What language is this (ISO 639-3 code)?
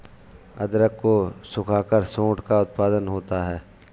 hin